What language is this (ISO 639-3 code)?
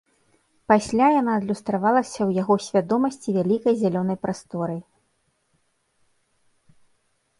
bel